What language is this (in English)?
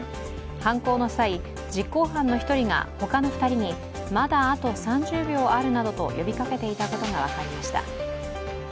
Japanese